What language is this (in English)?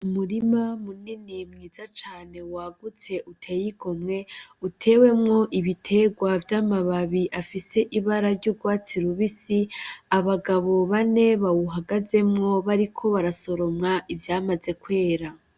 Rundi